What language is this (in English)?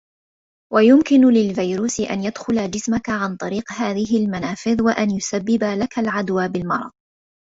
Arabic